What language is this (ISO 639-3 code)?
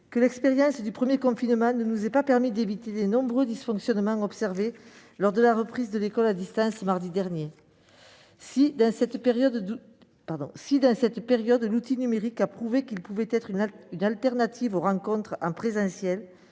fra